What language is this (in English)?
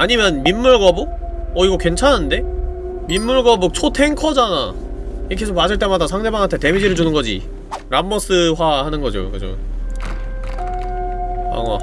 Korean